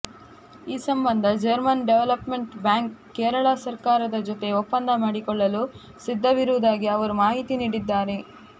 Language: Kannada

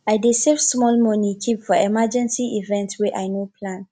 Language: Nigerian Pidgin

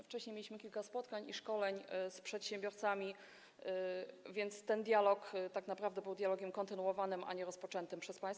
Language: Polish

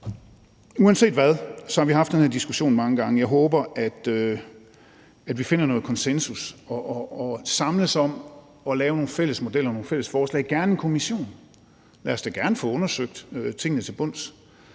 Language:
Danish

